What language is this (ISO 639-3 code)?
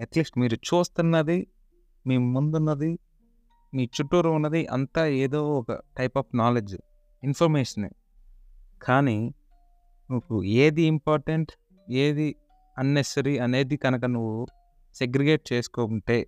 tel